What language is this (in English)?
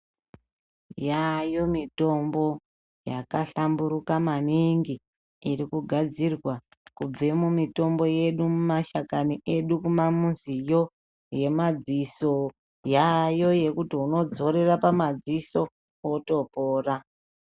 Ndau